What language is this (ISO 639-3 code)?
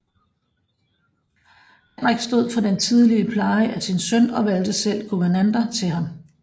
dan